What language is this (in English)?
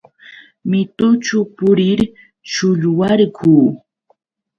Yauyos Quechua